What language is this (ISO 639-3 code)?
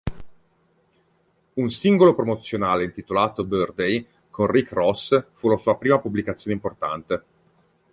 ita